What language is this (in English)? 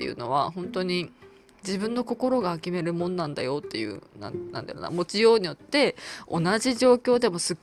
Japanese